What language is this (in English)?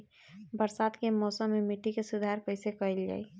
Bhojpuri